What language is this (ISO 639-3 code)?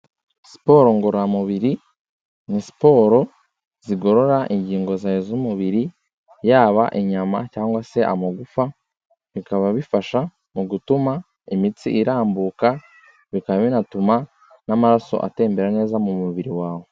kin